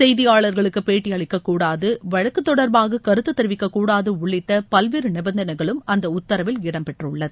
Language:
Tamil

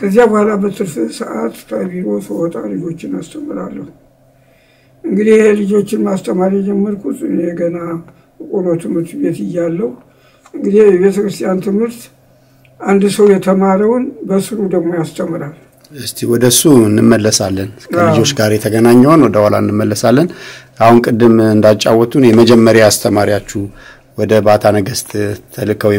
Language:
Arabic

